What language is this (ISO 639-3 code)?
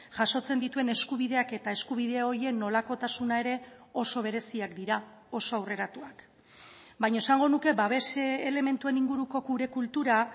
eus